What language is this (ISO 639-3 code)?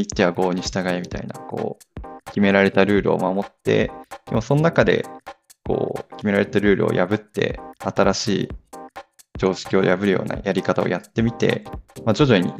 jpn